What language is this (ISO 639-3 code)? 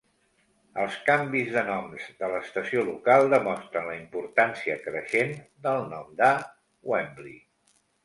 cat